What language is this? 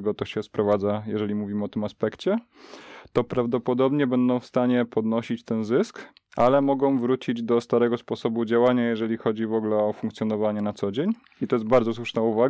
Polish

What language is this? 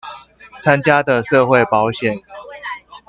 Chinese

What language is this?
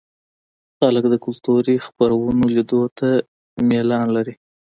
Pashto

